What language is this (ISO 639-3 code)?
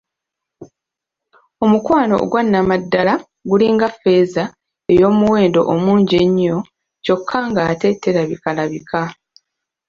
lug